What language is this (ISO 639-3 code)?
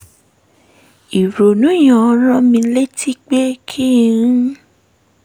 yor